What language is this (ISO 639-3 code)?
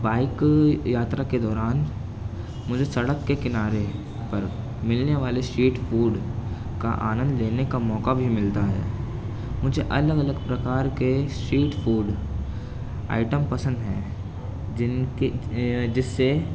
urd